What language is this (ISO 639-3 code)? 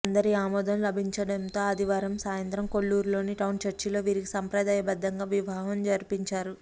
tel